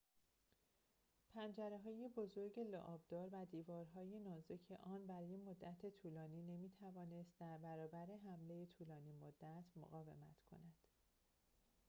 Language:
Persian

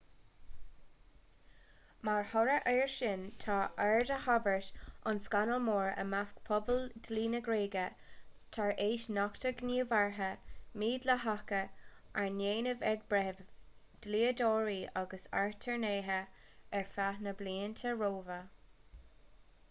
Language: Irish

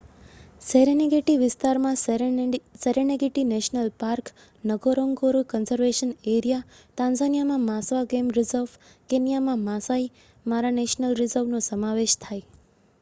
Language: Gujarati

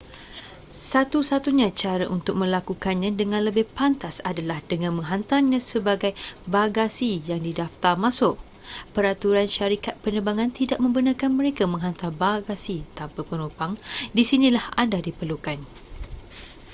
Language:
Malay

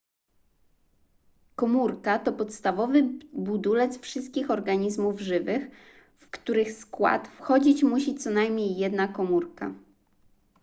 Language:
Polish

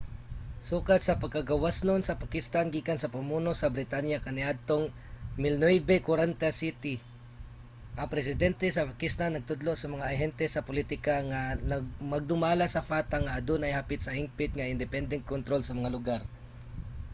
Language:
Cebuano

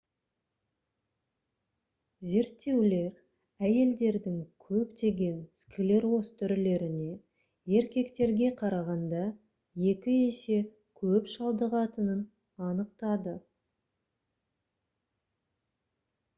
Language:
Kazakh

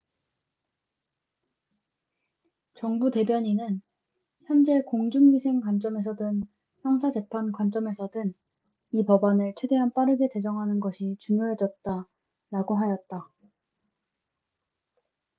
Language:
Korean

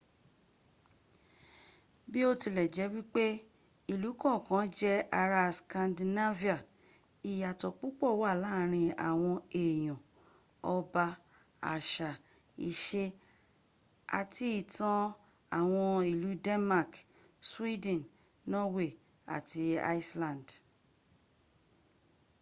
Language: Yoruba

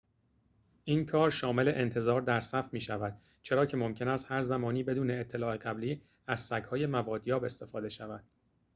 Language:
Persian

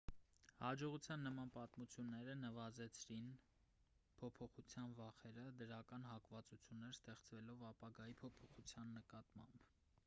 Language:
Armenian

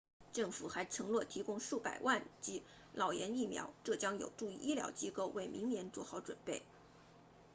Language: Chinese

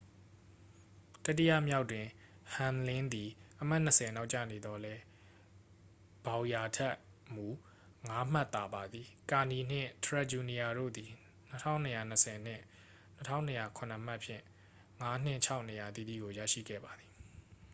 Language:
Burmese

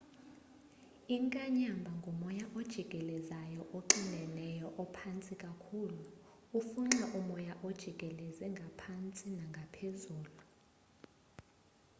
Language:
Xhosa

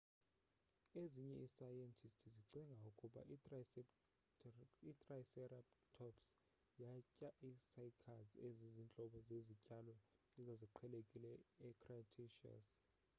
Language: Xhosa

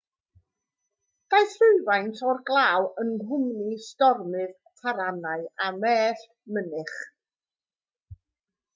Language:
Welsh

